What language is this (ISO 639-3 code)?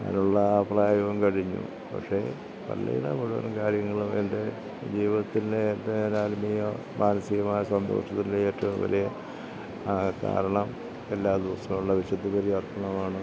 mal